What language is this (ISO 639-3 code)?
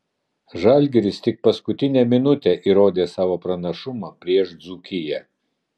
lit